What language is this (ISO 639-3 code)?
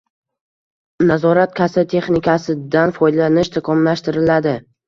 uzb